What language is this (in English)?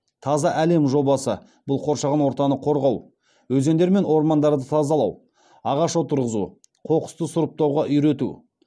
Kazakh